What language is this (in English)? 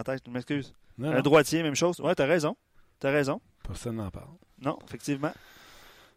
French